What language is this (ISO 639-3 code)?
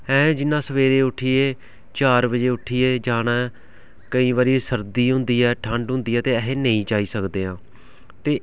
doi